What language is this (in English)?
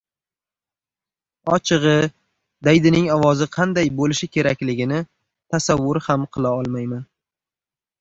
Uzbek